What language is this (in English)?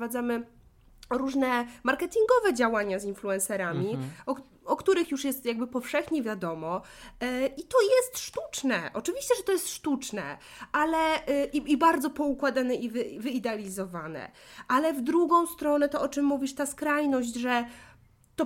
Polish